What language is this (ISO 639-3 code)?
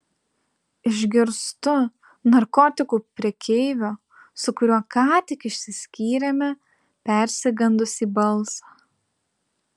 lit